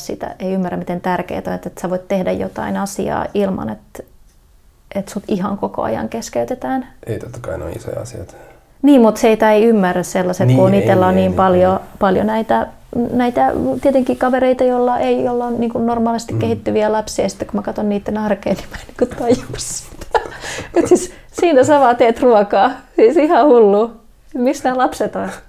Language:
Finnish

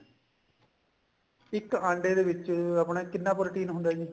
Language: Punjabi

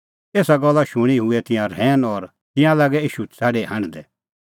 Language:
Kullu Pahari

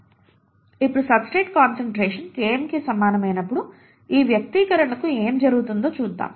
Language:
Telugu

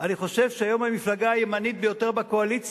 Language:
Hebrew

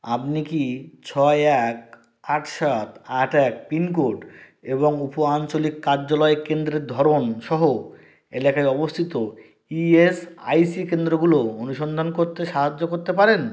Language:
Bangla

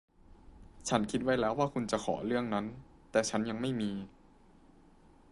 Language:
Thai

